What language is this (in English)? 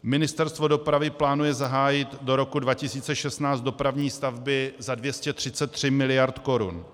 Czech